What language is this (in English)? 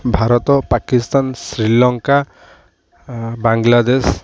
Odia